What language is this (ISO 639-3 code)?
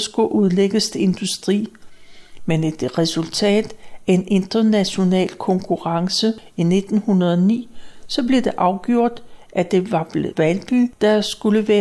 dan